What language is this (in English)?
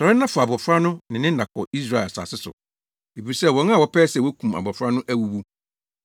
Akan